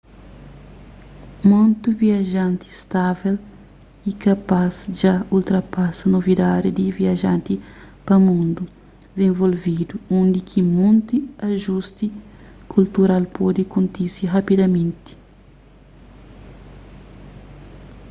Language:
Kabuverdianu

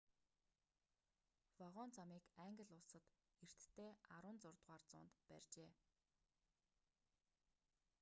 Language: Mongolian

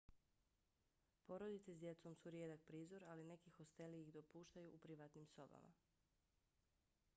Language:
Bosnian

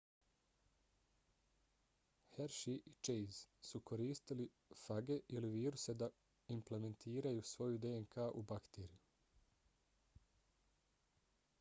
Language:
Bosnian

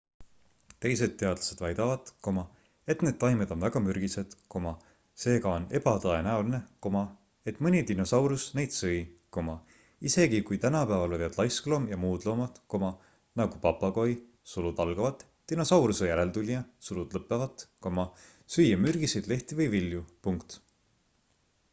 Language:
Estonian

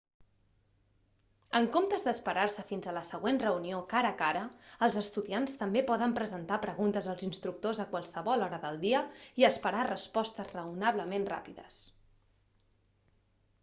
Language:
Catalan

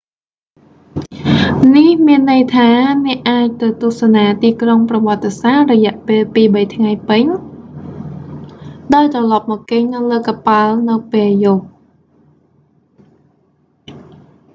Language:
Khmer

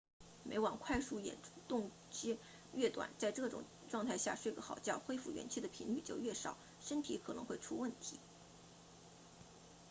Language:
Chinese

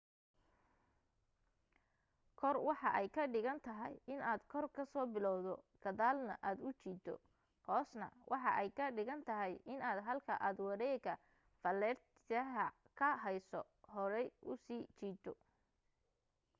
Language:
Somali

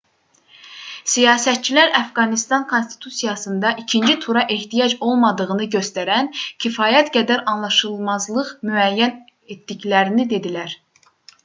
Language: Azerbaijani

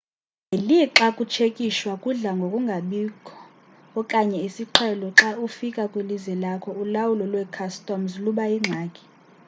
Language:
Xhosa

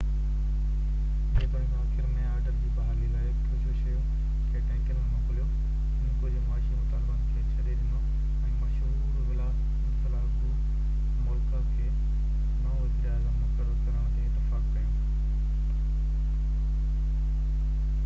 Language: Sindhi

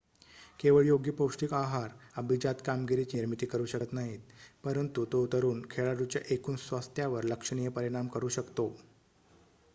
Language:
Marathi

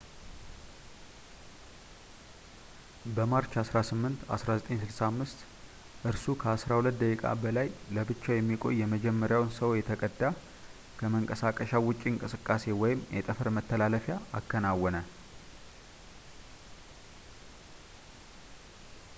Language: Amharic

